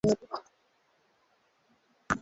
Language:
Swahili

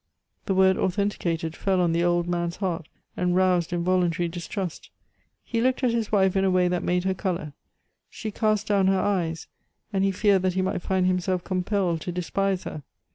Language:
English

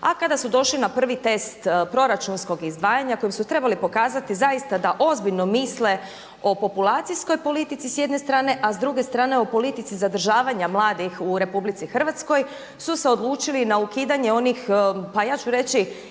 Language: Croatian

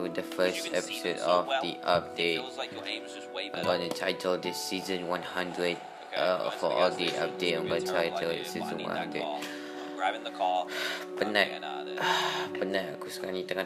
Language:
Malay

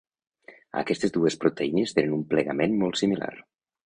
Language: Catalan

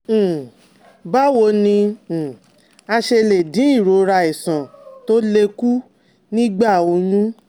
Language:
Yoruba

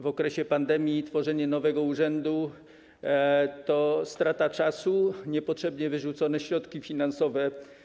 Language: Polish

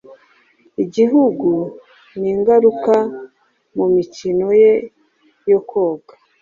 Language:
Kinyarwanda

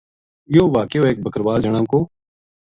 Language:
Gujari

